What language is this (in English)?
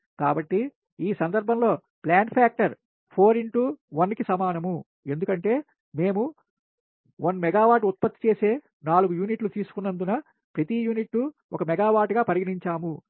Telugu